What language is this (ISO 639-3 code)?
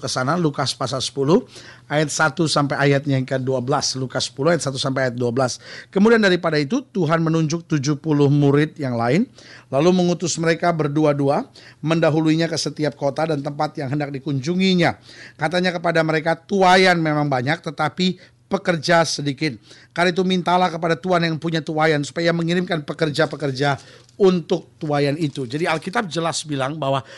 ind